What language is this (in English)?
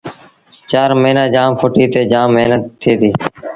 Sindhi Bhil